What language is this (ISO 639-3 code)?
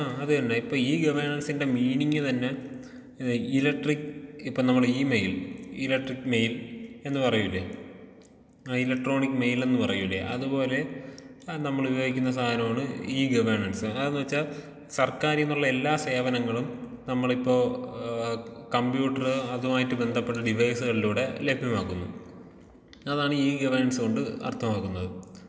mal